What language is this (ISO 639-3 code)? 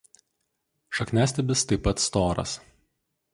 lit